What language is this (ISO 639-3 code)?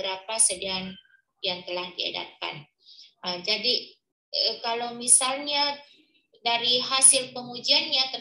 ind